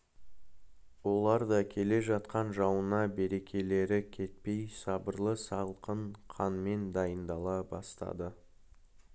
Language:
Kazakh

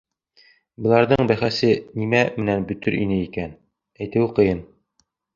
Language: Bashkir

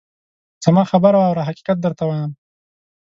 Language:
Pashto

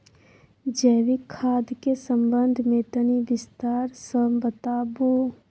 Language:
Maithili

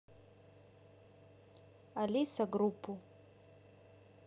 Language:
Russian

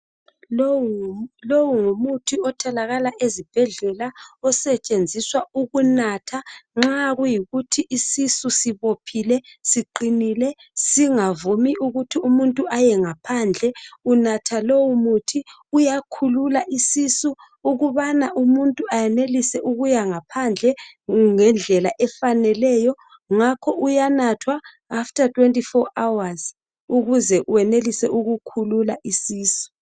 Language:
North Ndebele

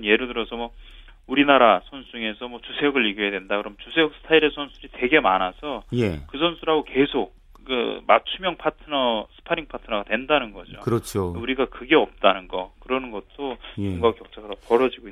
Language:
Korean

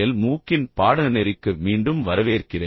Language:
Tamil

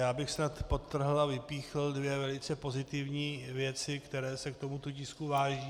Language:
Czech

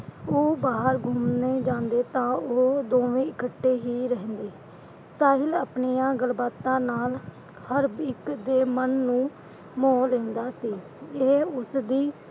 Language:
Punjabi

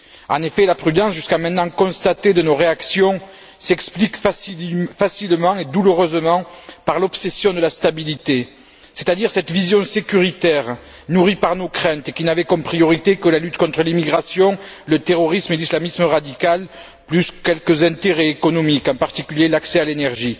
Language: French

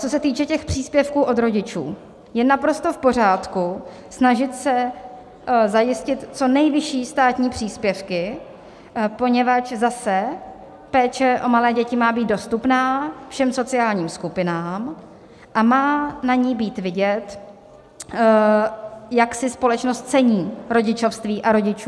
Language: Czech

